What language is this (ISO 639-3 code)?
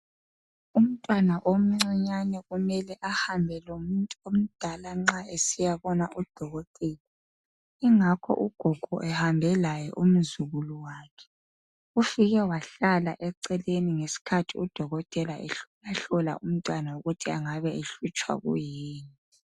nde